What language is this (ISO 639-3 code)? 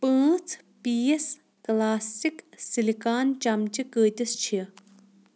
kas